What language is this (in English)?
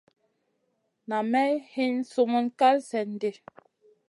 Masana